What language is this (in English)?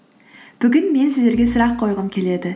Kazakh